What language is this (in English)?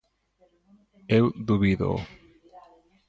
Galician